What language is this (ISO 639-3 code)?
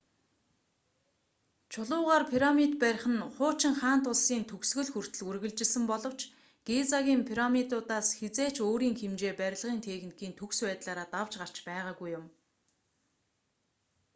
mon